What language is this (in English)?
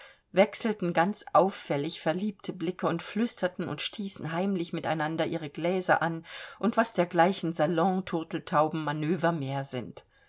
German